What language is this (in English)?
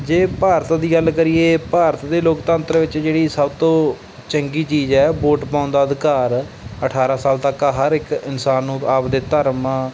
Punjabi